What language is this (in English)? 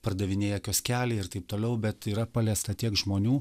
Lithuanian